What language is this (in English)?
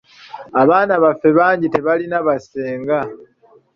Ganda